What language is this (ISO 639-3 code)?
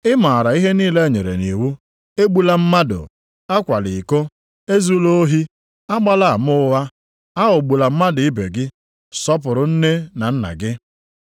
ibo